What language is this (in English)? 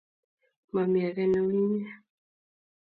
Kalenjin